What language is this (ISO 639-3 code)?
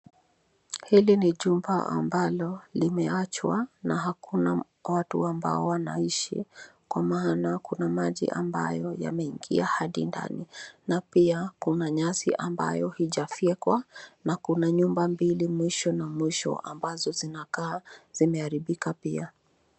swa